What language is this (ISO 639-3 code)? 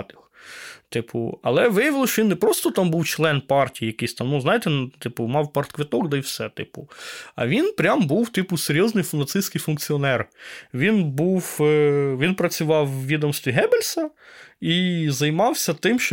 ukr